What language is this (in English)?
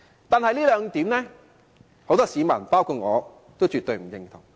Cantonese